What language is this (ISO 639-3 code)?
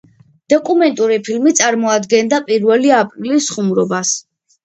kat